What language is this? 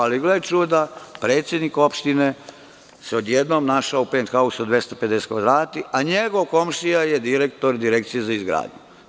Serbian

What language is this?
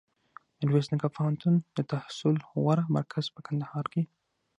Pashto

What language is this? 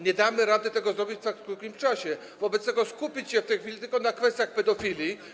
Polish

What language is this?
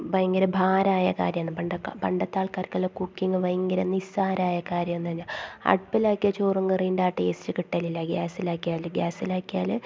Malayalam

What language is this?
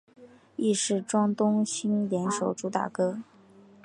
Chinese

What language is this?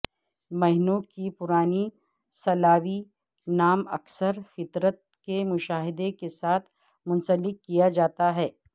Urdu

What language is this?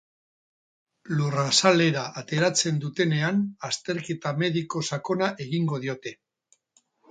Basque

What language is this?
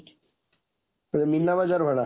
Odia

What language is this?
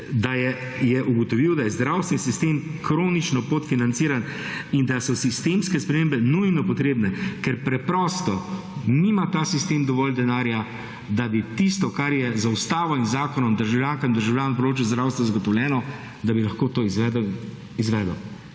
Slovenian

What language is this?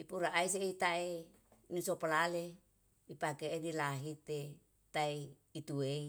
Yalahatan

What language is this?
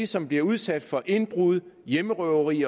Danish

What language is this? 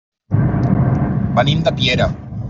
Catalan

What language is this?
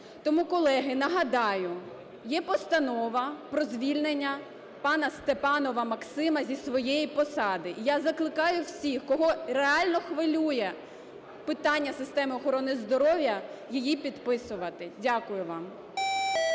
Ukrainian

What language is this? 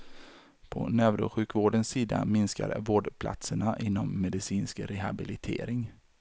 Swedish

